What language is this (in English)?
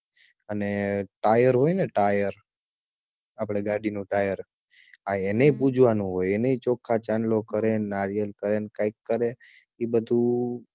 Gujarati